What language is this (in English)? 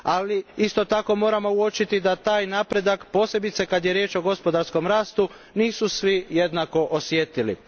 Croatian